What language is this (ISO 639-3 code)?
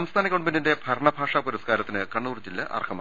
mal